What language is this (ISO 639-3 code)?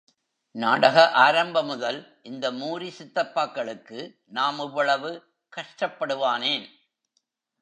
tam